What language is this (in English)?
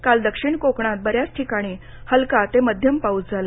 Marathi